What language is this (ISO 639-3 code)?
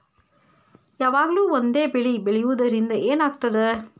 kan